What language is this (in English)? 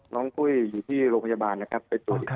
Thai